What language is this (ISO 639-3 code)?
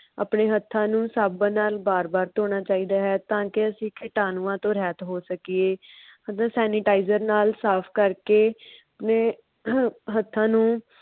pan